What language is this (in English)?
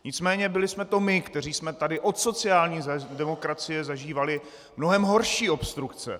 Czech